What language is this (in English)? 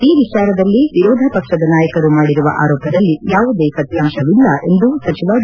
Kannada